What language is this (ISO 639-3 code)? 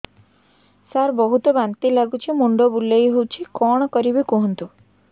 ori